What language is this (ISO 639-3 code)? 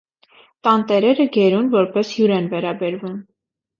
hye